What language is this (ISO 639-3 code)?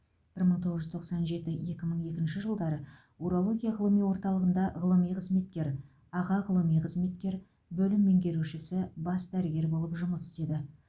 kaz